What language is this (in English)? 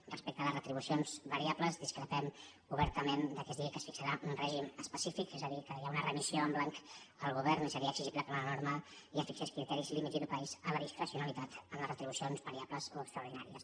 Catalan